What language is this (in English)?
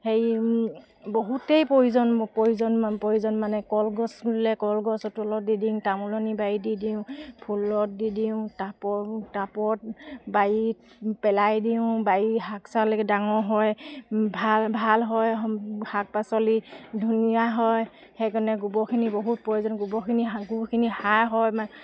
Assamese